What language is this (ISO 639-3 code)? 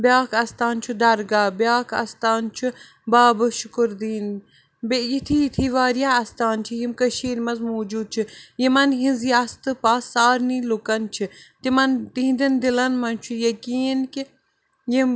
kas